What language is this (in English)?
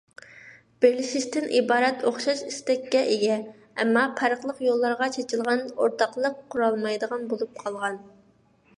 Uyghur